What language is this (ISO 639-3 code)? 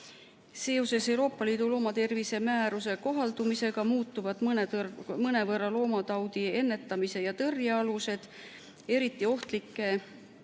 est